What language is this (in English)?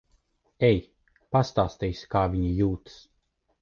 Latvian